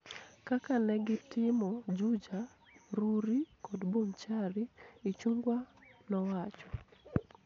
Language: Luo (Kenya and Tanzania)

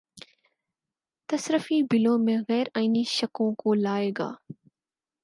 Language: Urdu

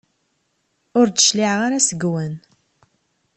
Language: Kabyle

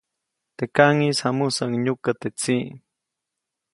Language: Copainalá Zoque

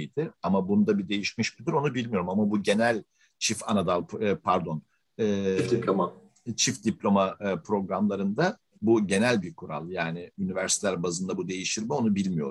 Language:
Turkish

